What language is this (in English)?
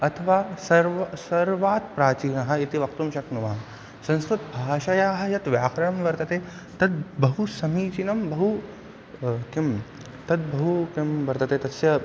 Sanskrit